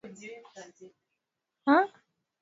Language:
Swahili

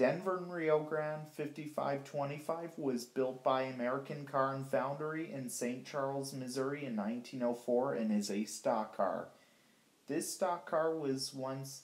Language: English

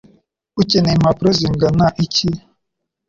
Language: Kinyarwanda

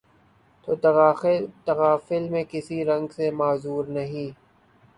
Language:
Urdu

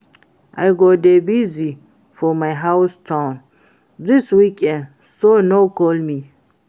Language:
Nigerian Pidgin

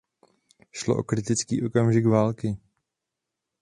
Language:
Czech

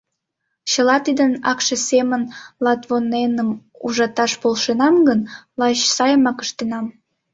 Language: Mari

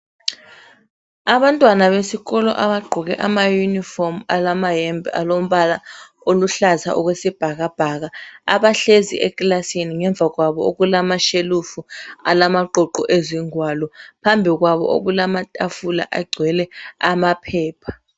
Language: North Ndebele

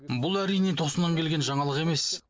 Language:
Kazakh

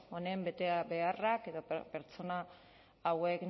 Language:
Basque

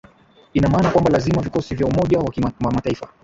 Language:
Swahili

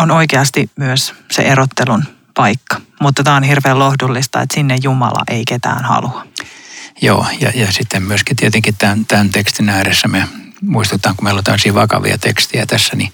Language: Finnish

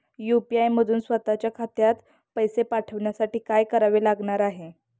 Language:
Marathi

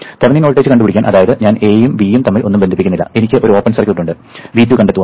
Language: Malayalam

